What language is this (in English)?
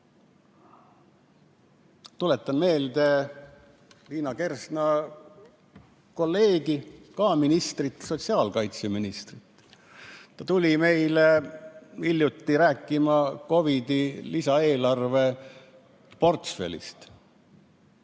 Estonian